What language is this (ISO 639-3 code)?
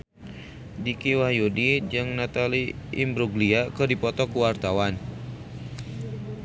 sun